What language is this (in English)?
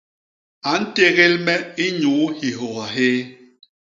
Basaa